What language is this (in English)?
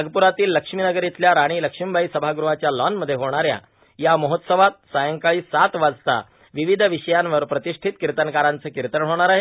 Marathi